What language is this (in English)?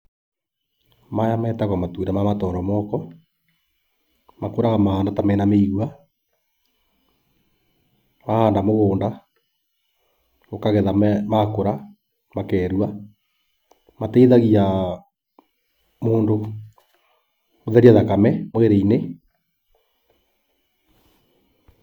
Kikuyu